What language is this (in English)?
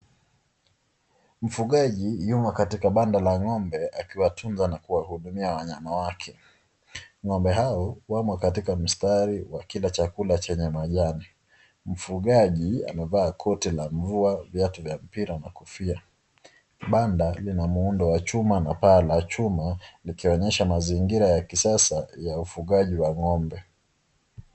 Swahili